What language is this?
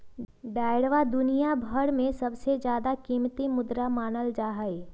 Magahi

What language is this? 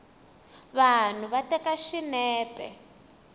Tsonga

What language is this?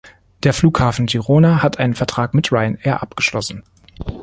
German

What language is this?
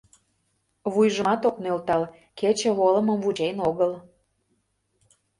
Mari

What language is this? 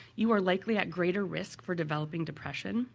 English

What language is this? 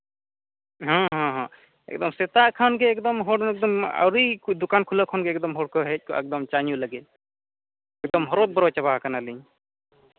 Santali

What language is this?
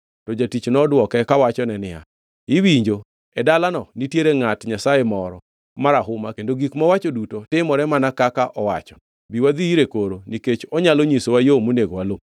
Luo (Kenya and Tanzania)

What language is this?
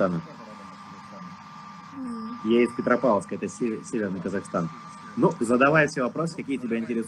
Russian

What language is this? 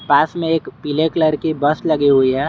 Hindi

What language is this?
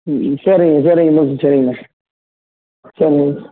Tamil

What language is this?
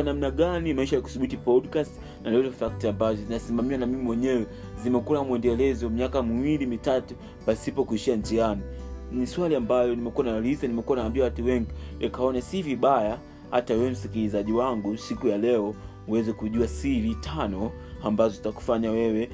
Swahili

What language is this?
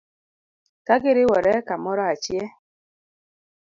Luo (Kenya and Tanzania)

